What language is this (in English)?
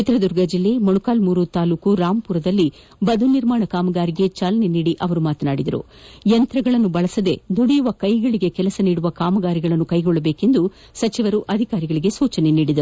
Kannada